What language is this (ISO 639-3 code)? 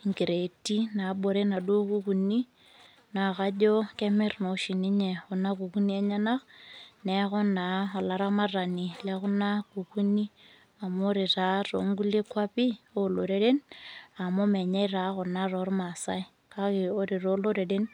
mas